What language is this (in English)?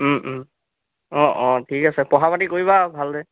Assamese